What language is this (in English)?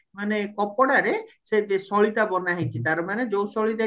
Odia